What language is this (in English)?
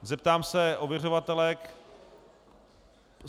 Czech